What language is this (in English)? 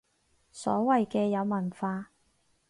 Cantonese